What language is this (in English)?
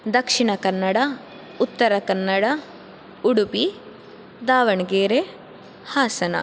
Sanskrit